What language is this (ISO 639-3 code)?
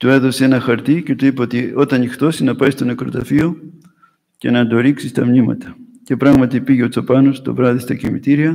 ell